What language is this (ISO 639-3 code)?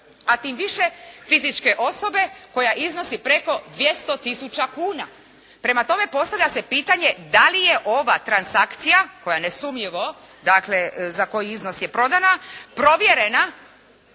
hrv